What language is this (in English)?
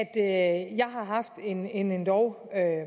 Danish